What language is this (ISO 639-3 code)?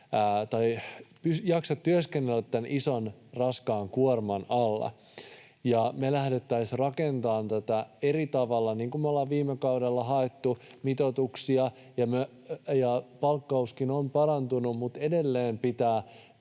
fin